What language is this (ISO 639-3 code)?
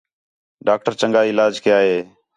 xhe